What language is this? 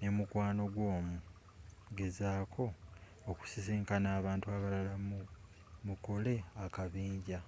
Ganda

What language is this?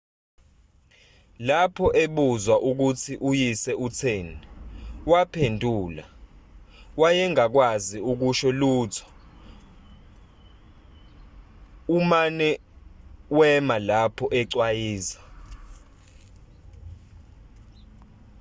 Zulu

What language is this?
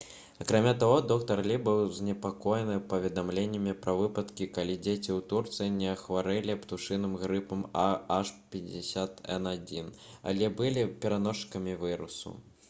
Belarusian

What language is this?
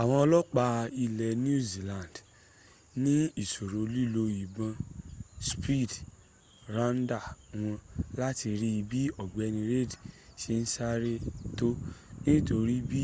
Yoruba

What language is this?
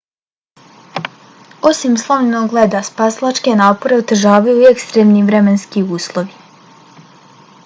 Bosnian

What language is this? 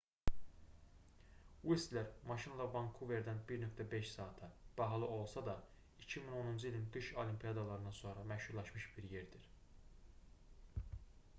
Azerbaijani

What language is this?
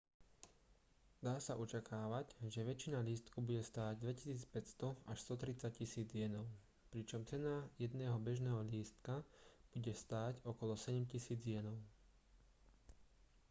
Slovak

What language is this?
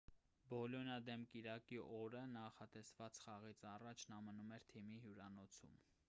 Armenian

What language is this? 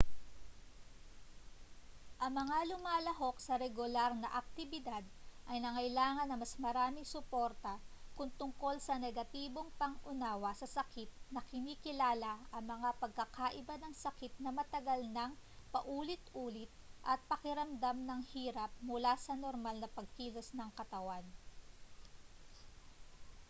Filipino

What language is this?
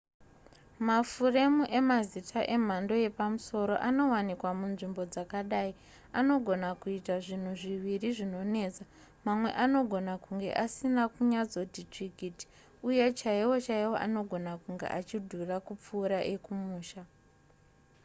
Shona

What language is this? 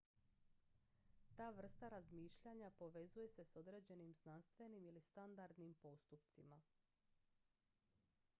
Croatian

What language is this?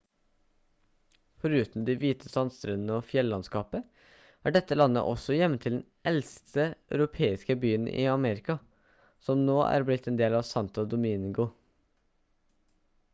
Norwegian Bokmål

